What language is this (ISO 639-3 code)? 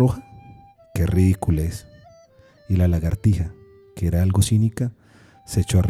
spa